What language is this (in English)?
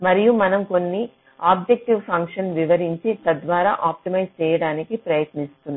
Telugu